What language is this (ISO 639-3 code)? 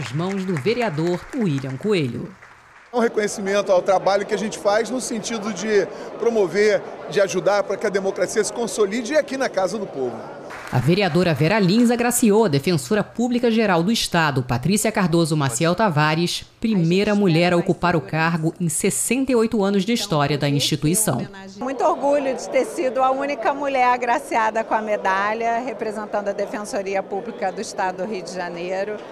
por